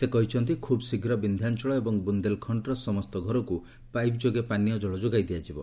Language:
Odia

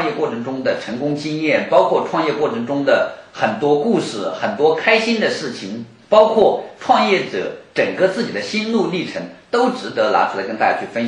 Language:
Chinese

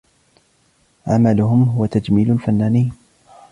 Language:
Arabic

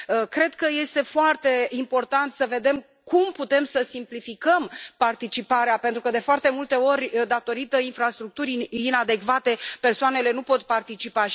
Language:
Romanian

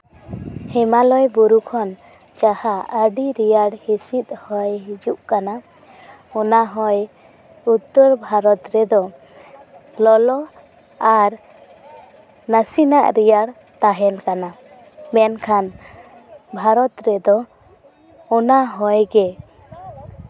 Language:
Santali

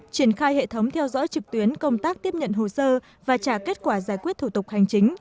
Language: Vietnamese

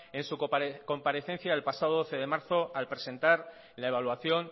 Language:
Spanish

